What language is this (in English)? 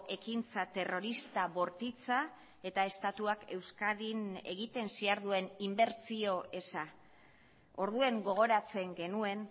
Basque